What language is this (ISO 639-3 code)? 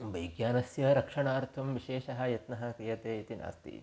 san